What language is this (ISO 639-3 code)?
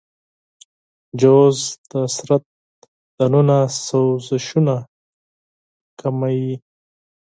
pus